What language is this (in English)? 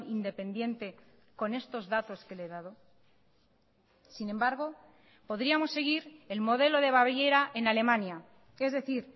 Spanish